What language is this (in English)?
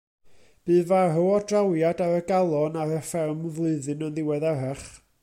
Welsh